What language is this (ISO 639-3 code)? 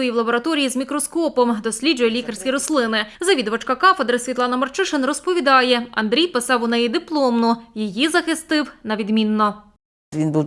ukr